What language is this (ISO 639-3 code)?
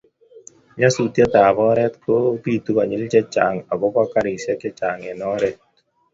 kln